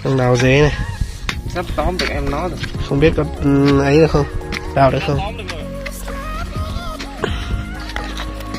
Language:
Vietnamese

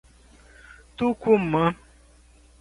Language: Portuguese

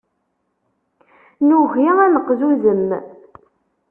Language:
Kabyle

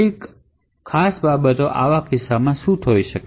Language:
Gujarati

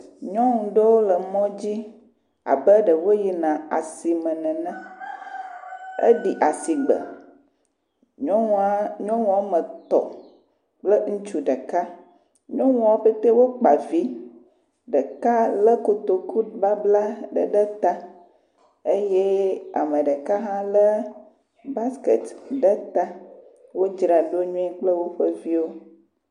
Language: Ewe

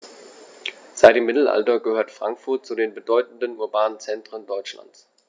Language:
German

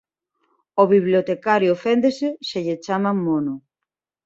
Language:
Galician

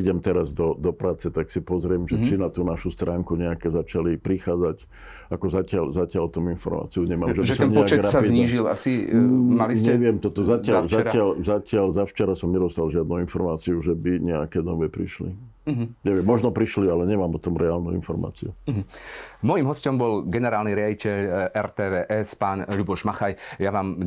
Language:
Slovak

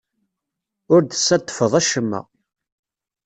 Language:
Kabyle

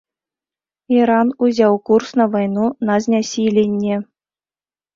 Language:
Belarusian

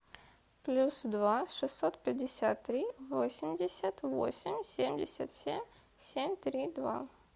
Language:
Russian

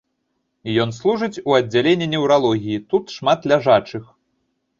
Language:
Belarusian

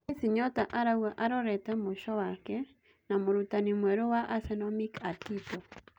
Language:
Kikuyu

